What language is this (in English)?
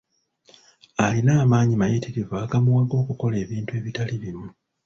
Ganda